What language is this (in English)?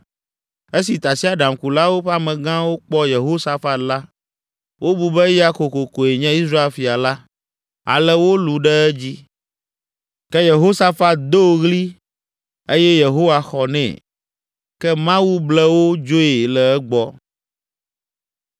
Ewe